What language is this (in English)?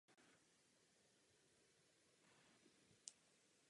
Czech